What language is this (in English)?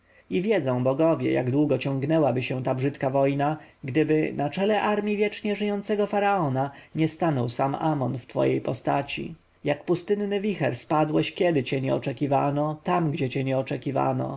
Polish